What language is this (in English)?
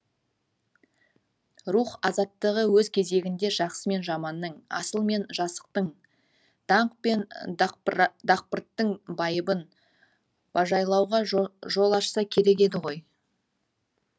Kazakh